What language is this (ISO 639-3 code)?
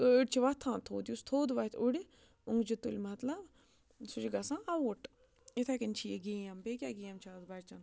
kas